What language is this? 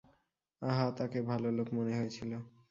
Bangla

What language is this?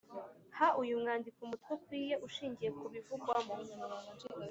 Kinyarwanda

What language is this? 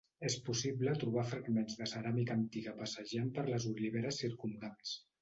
Catalan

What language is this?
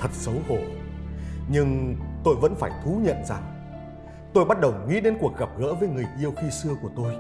Vietnamese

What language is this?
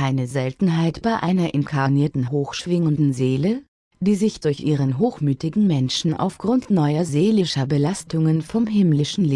German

